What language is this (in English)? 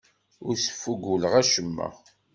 Kabyle